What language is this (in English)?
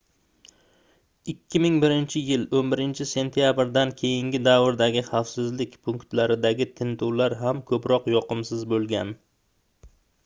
Uzbek